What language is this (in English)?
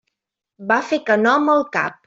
Catalan